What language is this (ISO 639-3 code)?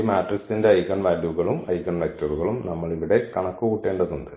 mal